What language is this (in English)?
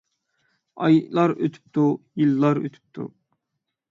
Uyghur